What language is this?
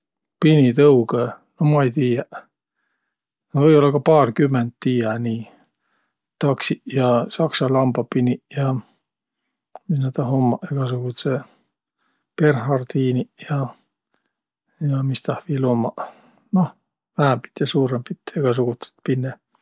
Võro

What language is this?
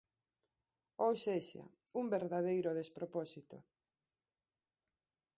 Galician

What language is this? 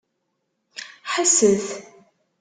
Kabyle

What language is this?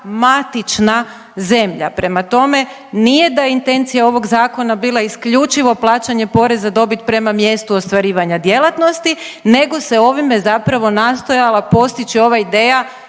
Croatian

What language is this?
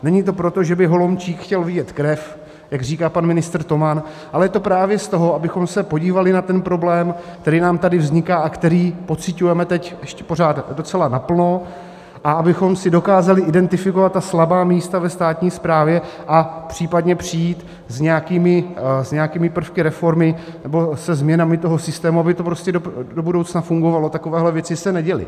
Czech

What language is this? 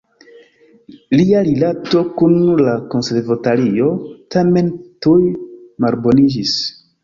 Esperanto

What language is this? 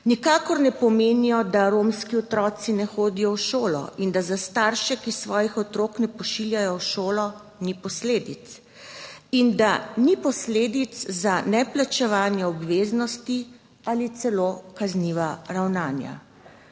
Slovenian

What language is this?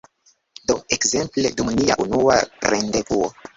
Esperanto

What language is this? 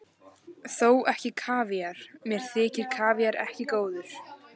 Icelandic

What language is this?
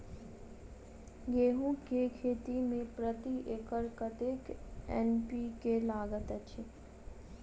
Maithili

